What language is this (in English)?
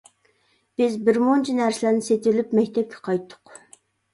Uyghur